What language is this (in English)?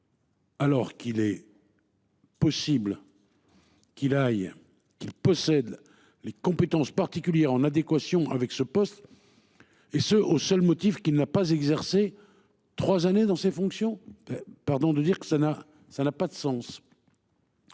French